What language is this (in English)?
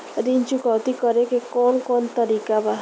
Bhojpuri